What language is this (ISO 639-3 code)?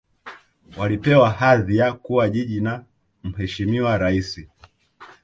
swa